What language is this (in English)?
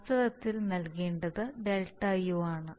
Malayalam